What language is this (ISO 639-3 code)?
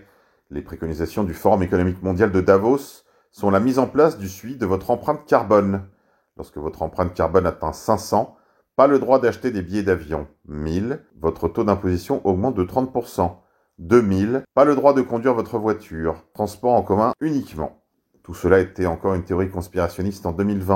fra